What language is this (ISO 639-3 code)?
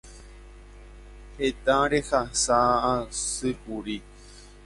grn